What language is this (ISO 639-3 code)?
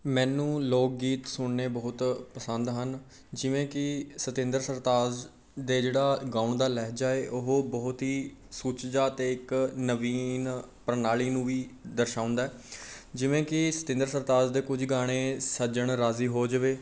pan